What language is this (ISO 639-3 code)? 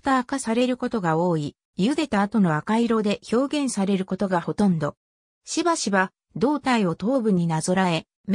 jpn